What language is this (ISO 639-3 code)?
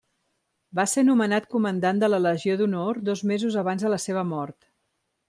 cat